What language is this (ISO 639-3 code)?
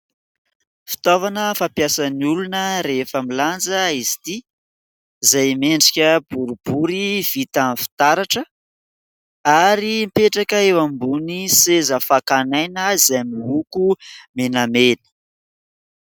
mlg